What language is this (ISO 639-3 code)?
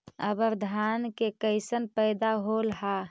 mag